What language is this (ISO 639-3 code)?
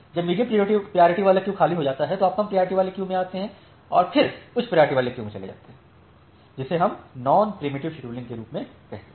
hin